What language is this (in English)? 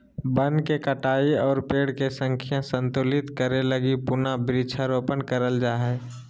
Magahi